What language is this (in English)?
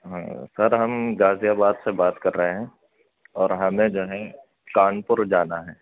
Urdu